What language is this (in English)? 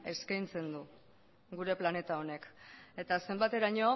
Basque